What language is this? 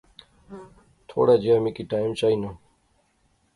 Pahari-Potwari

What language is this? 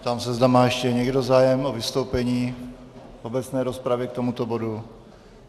Czech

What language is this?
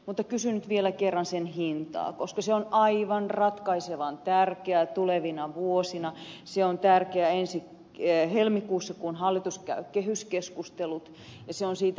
Finnish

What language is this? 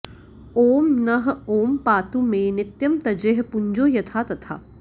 Sanskrit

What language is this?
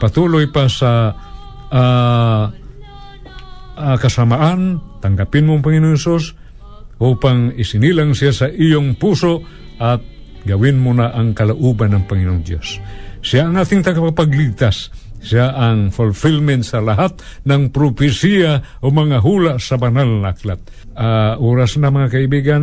Filipino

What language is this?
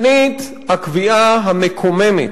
Hebrew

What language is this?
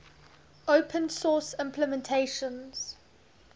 English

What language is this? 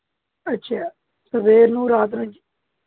Punjabi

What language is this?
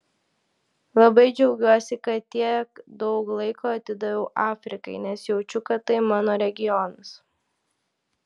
Lithuanian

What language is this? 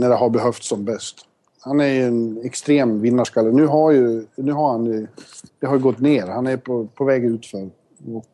Swedish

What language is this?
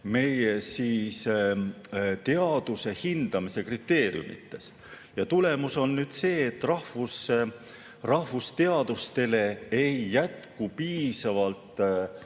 Estonian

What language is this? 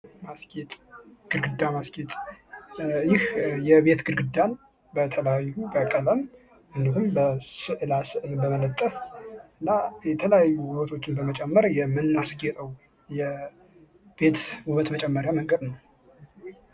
Amharic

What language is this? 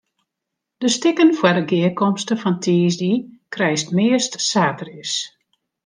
Western Frisian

